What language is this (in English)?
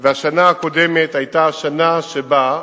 Hebrew